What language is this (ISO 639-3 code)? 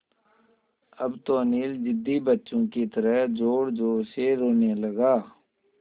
hin